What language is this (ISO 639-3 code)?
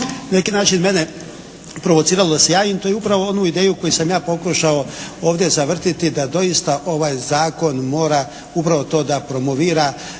hrv